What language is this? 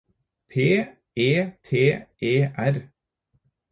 Norwegian Bokmål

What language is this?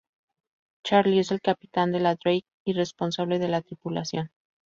Spanish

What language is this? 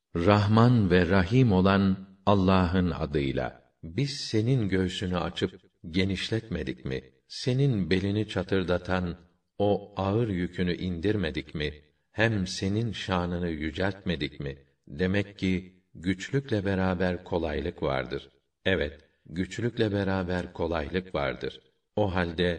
Turkish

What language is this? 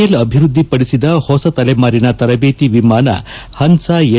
Kannada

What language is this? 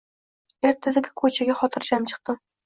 Uzbek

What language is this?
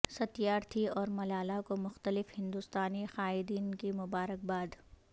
Urdu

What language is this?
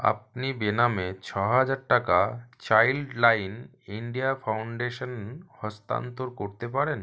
Bangla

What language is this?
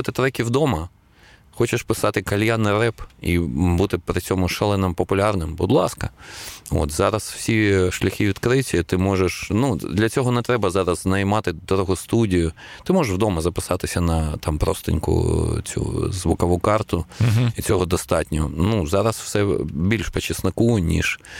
Ukrainian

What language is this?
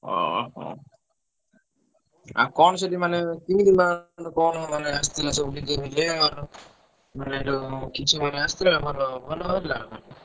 Odia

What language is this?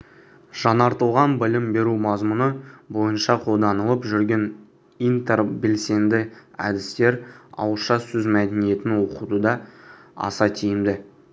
Kazakh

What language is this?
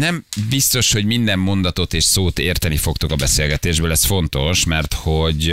Hungarian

